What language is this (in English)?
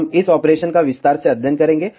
Hindi